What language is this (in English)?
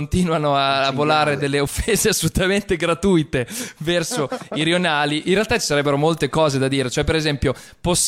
Italian